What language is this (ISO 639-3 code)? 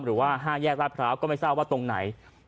tha